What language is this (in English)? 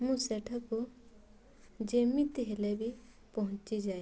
Odia